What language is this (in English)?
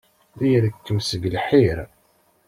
Kabyle